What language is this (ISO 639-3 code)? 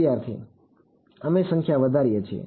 guj